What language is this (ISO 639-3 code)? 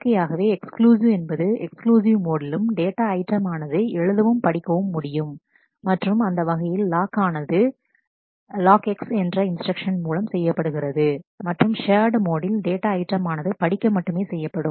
tam